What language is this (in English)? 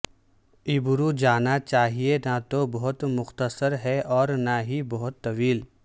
Urdu